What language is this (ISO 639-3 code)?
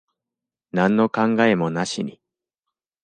jpn